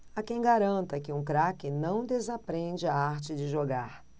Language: Portuguese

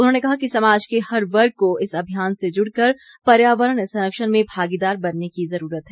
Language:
Hindi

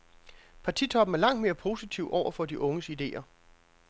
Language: Danish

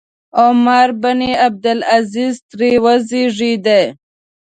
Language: Pashto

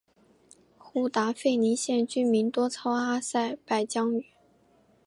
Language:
Chinese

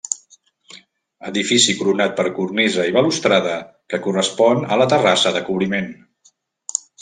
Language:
Catalan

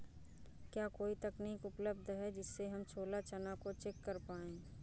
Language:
Hindi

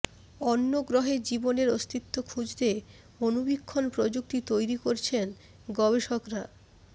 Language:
Bangla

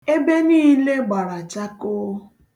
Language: Igbo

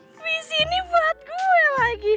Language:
Indonesian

